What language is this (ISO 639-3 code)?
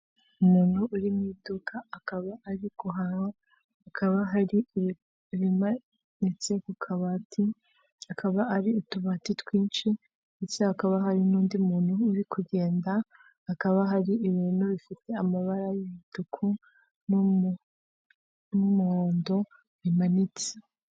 kin